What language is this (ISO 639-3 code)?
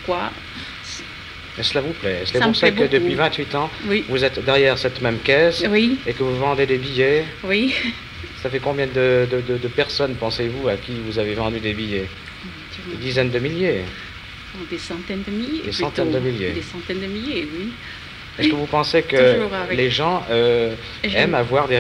fra